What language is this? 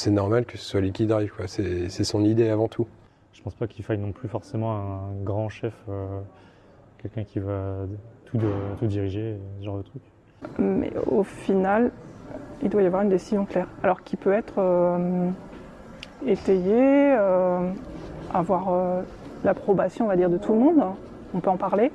French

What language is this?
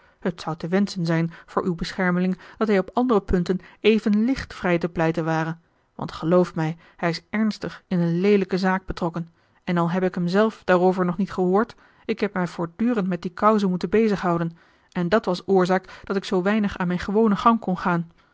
Dutch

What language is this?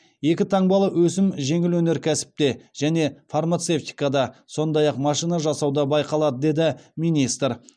Kazakh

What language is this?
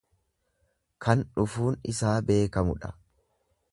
Oromo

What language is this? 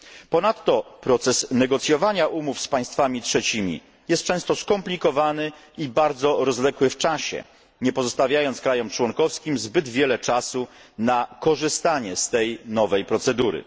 Polish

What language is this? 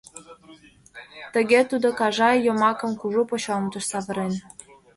Mari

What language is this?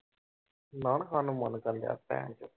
Punjabi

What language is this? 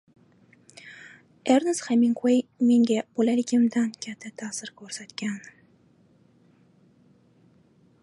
Uzbek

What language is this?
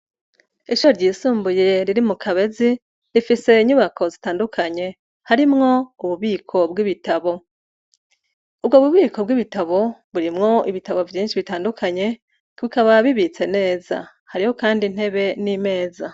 Rundi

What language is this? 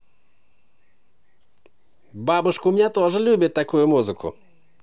Russian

